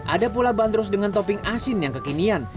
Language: Indonesian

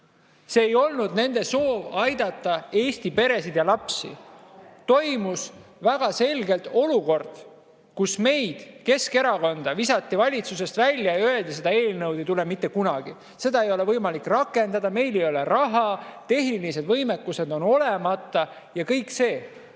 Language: Estonian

